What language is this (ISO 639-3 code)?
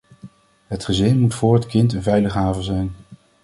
nld